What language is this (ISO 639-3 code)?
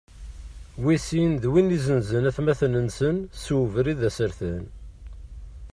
kab